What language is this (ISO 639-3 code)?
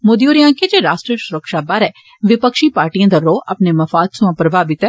doi